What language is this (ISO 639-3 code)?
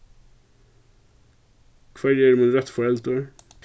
fao